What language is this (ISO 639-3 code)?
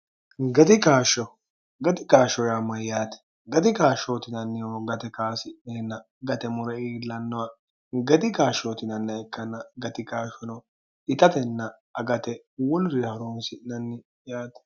sid